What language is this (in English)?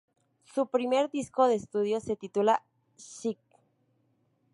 Spanish